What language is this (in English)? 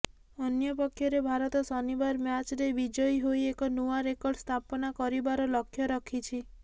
Odia